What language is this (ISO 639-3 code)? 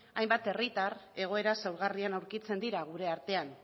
eus